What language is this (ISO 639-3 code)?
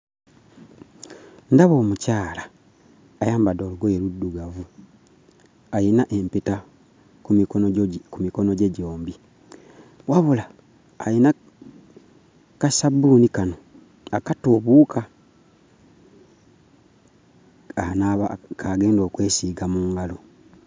lug